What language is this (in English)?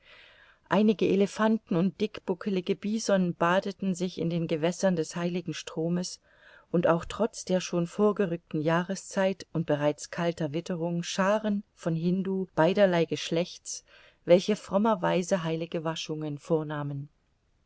German